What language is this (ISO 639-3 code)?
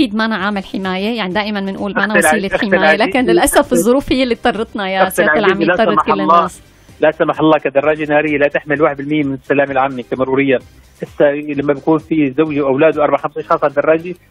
ara